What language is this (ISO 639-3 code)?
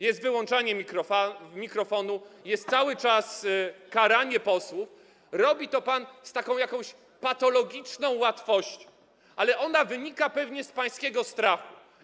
pol